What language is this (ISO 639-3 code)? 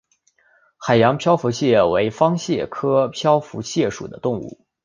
zho